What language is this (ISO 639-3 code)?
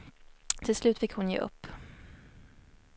swe